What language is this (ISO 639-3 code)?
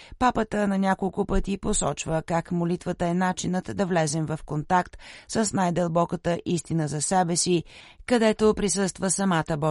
bul